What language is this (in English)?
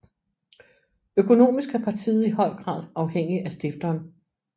Danish